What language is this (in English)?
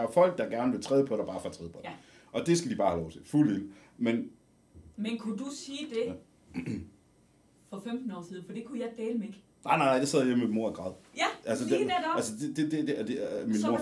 Danish